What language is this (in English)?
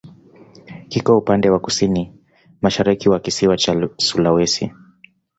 Swahili